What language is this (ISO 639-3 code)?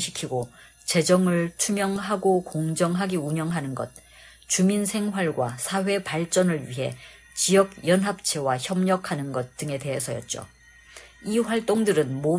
kor